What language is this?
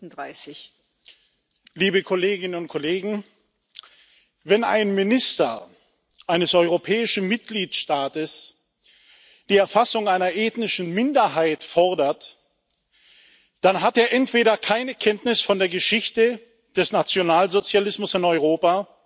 German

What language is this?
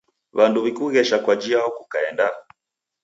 Taita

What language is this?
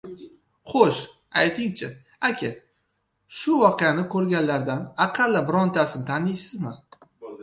Uzbek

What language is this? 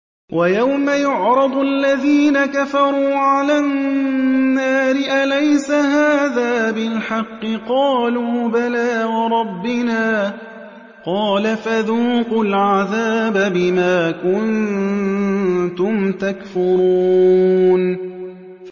Arabic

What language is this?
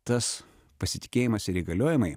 Lithuanian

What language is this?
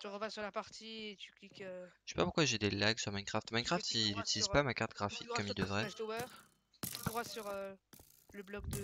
French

